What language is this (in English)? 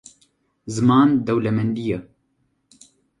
Kurdish